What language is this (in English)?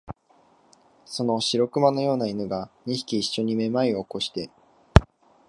Japanese